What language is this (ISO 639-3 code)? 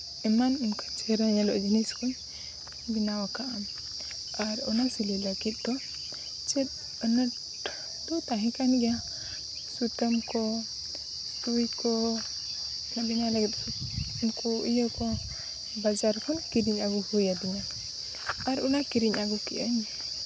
sat